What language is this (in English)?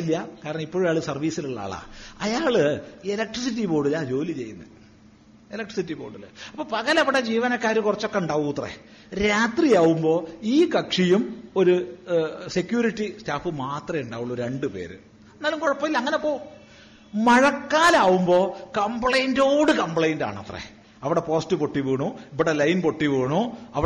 Malayalam